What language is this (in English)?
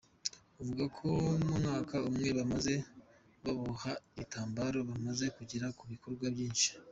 Kinyarwanda